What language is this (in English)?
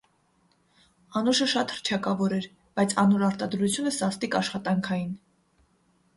Armenian